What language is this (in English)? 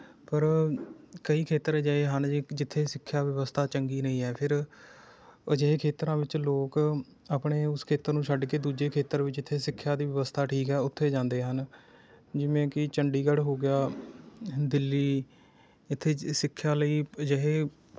Punjabi